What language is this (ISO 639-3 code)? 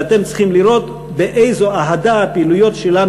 heb